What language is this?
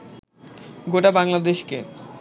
Bangla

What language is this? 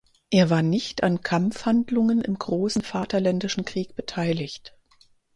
German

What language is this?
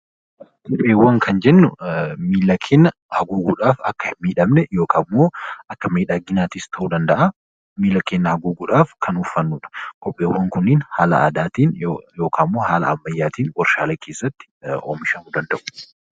Oromo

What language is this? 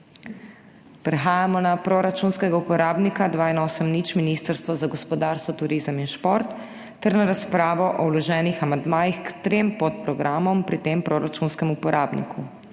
Slovenian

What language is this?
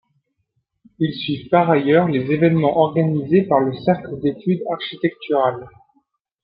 French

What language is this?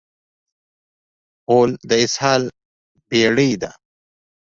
Pashto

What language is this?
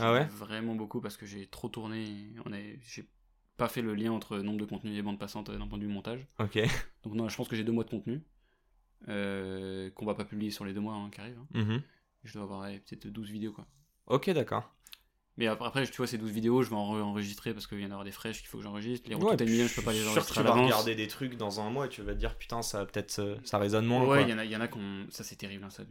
French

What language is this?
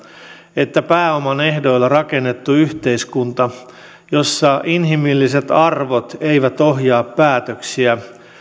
Finnish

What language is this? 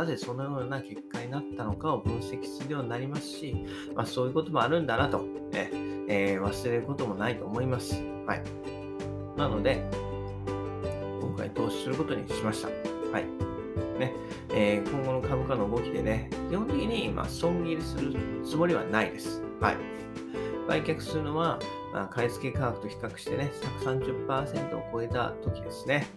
Japanese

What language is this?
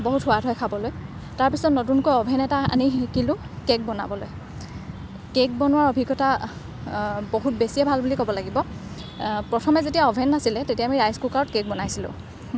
Assamese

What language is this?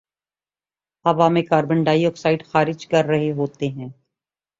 Urdu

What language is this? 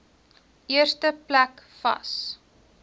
Afrikaans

